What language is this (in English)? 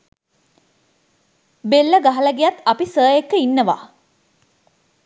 Sinhala